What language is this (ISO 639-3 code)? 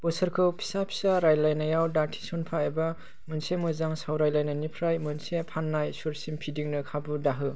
brx